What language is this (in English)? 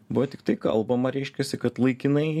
Lithuanian